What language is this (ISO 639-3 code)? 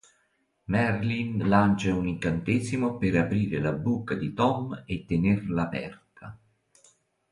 ita